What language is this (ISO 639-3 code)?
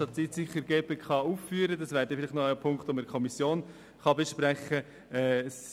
gsw